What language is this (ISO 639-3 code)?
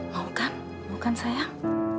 ind